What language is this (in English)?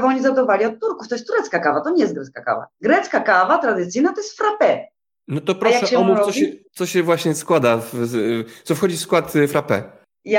Polish